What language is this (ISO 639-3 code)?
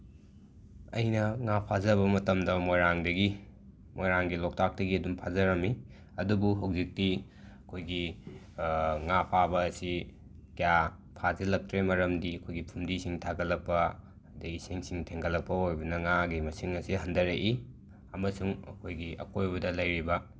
mni